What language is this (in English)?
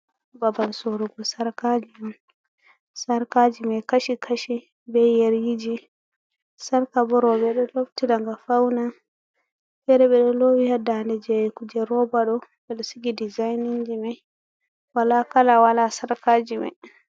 Fula